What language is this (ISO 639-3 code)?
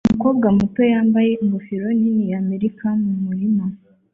kin